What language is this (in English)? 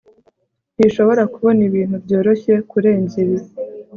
Kinyarwanda